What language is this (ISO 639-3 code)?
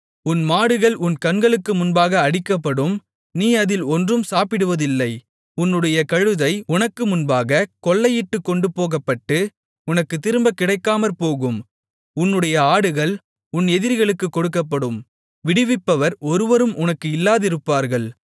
tam